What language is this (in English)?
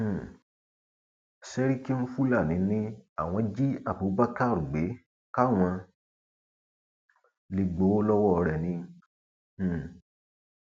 Yoruba